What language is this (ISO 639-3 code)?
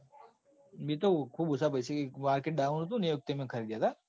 guj